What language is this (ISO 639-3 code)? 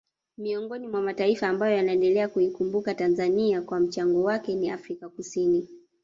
swa